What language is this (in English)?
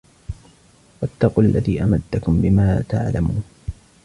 Arabic